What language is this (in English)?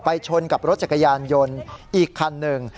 Thai